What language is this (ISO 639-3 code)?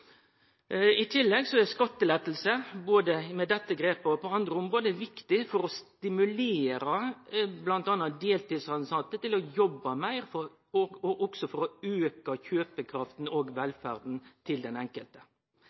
nno